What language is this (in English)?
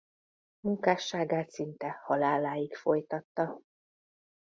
Hungarian